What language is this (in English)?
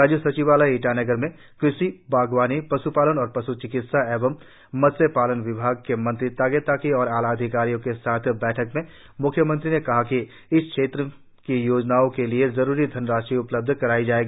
Hindi